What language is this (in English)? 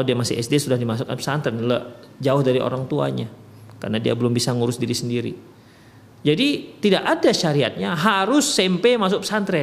Indonesian